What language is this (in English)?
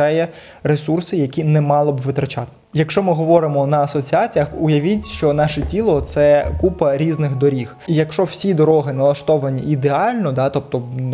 Ukrainian